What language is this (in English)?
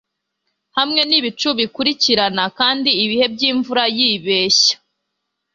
Kinyarwanda